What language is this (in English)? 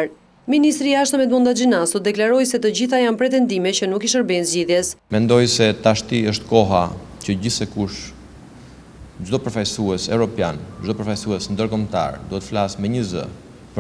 Portuguese